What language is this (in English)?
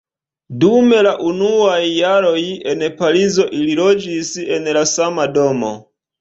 Esperanto